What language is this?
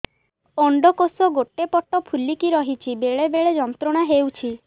Odia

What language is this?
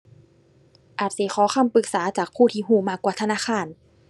Thai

